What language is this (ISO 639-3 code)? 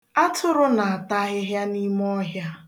ibo